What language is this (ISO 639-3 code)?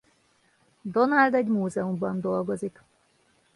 hun